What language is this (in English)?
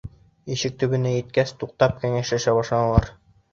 Bashkir